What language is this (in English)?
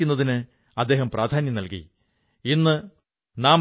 Malayalam